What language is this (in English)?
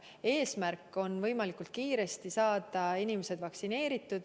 Estonian